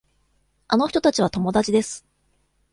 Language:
Japanese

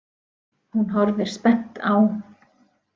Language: Icelandic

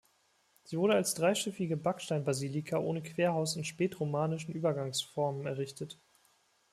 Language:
German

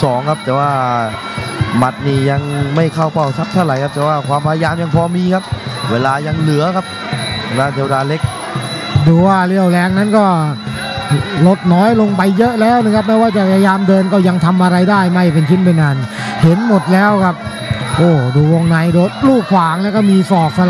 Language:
Thai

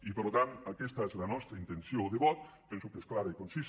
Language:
Catalan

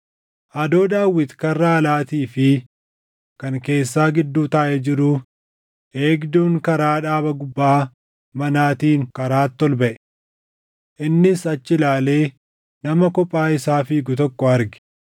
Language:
Oromo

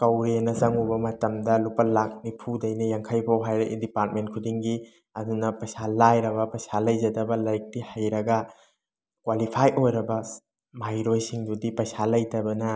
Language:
Manipuri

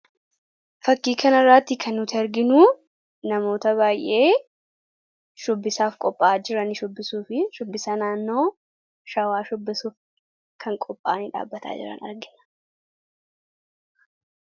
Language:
Oromo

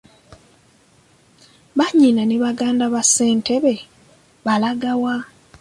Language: Ganda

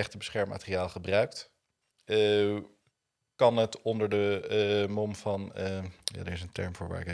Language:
Dutch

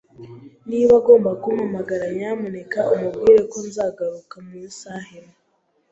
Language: Kinyarwanda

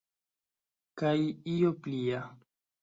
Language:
Esperanto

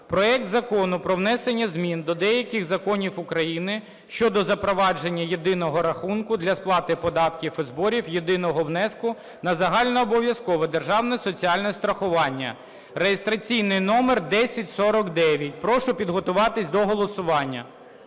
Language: Ukrainian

